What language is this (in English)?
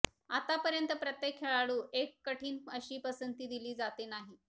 Marathi